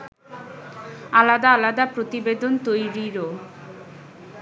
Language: Bangla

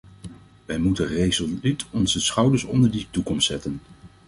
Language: Dutch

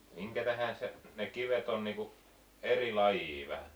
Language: Finnish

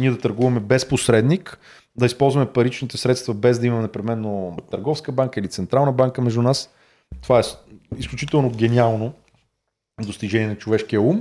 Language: Bulgarian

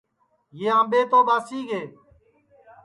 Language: Sansi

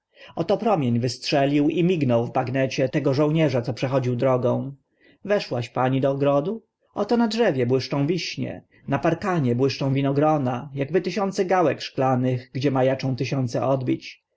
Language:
Polish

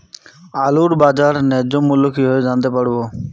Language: Bangla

